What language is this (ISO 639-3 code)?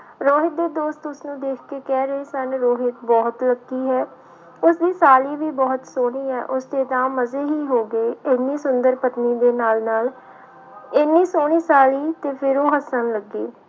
pan